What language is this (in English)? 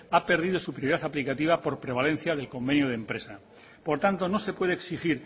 Spanish